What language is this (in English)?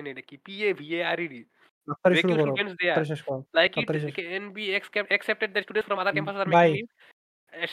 Bangla